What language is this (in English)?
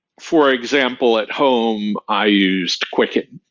English